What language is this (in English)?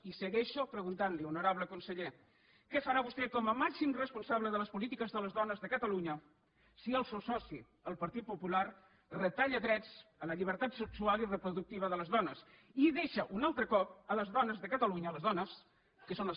Catalan